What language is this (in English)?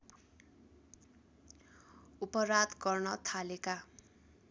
Nepali